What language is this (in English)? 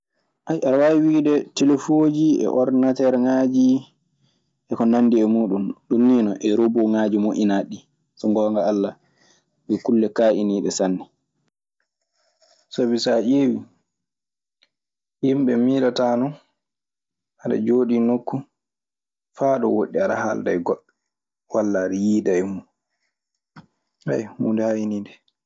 Maasina Fulfulde